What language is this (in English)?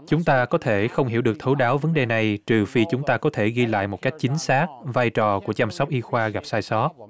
Vietnamese